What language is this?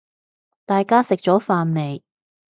Cantonese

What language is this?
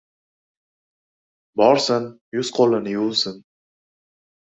Uzbek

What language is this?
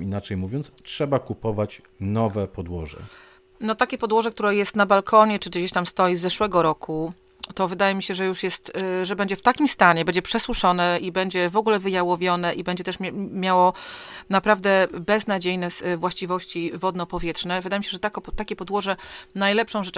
Polish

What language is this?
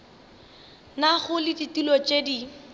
Northern Sotho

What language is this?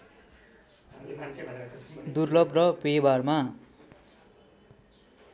Nepali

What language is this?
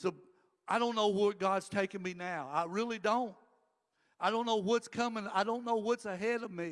English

